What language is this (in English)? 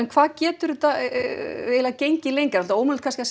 Icelandic